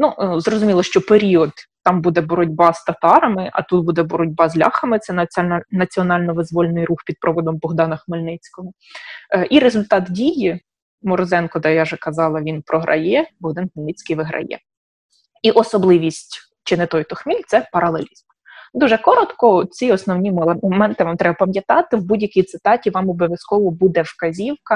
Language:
Ukrainian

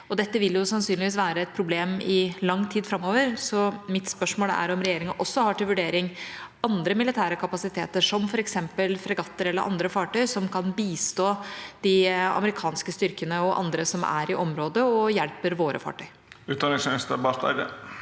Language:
Norwegian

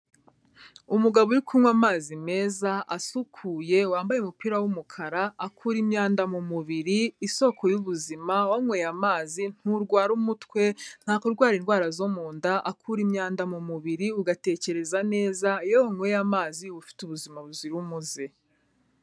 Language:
Kinyarwanda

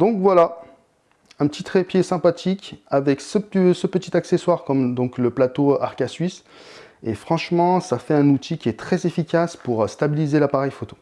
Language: French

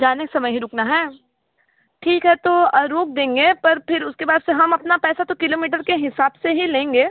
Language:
Hindi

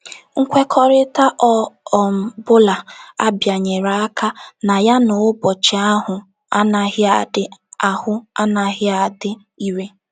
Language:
Igbo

